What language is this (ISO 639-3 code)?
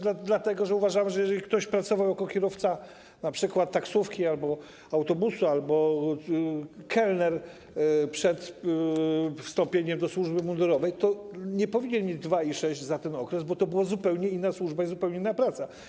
pol